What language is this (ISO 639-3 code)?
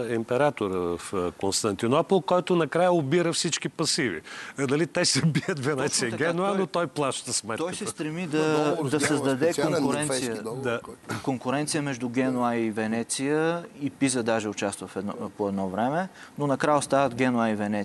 bul